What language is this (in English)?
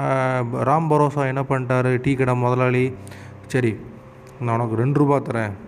Tamil